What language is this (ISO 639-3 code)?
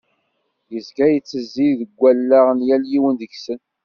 kab